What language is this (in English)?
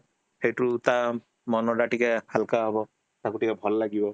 Odia